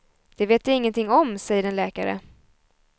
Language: Swedish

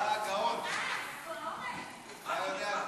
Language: Hebrew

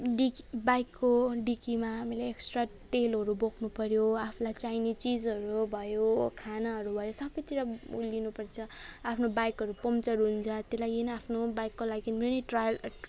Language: Nepali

